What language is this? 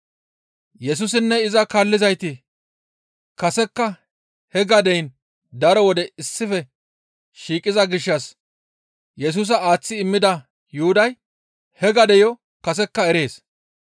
Gamo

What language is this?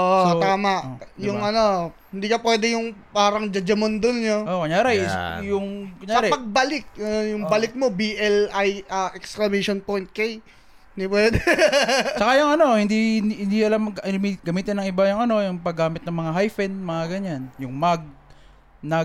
Filipino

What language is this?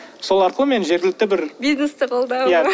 Kazakh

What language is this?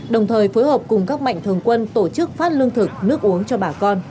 Vietnamese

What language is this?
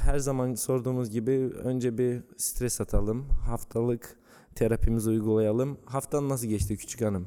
Turkish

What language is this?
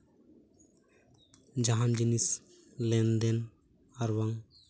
Santali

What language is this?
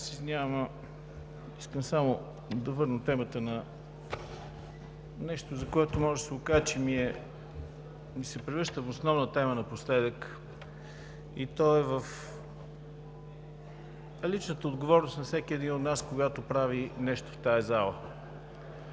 Bulgarian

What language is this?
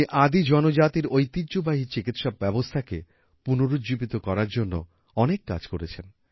Bangla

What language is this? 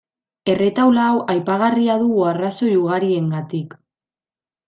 Basque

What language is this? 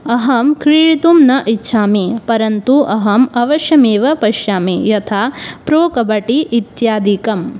Sanskrit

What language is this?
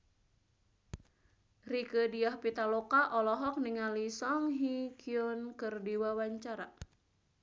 Sundanese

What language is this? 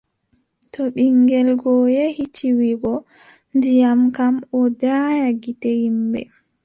Adamawa Fulfulde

